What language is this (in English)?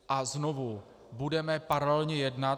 Czech